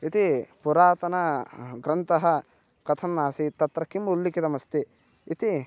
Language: Sanskrit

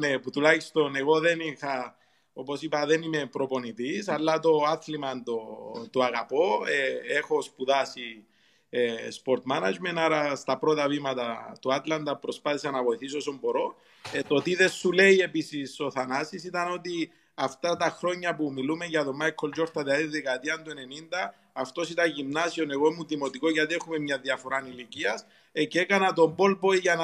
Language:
Greek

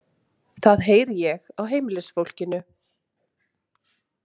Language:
Icelandic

